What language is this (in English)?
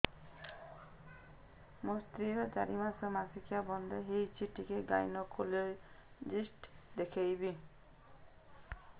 Odia